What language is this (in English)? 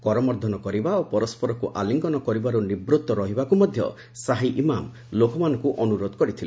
Odia